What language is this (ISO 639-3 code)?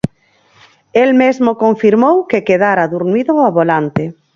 glg